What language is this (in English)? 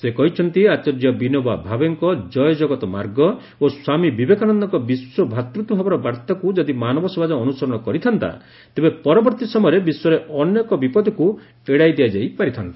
Odia